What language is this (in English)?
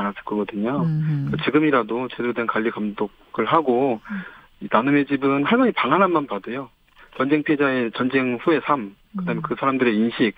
Korean